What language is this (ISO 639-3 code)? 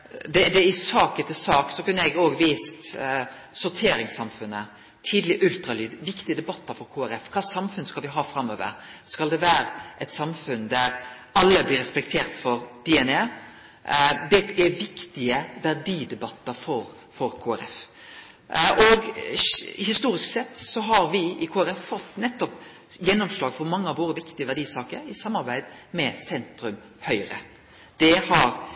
nno